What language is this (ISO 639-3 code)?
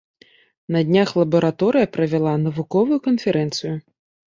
bel